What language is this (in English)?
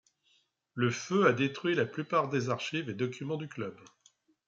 French